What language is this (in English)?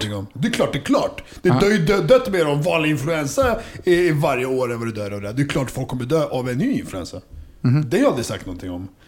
Swedish